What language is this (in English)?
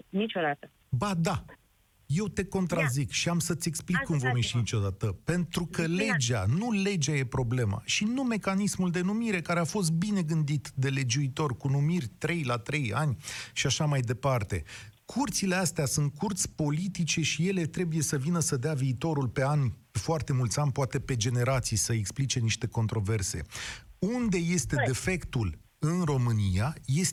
Romanian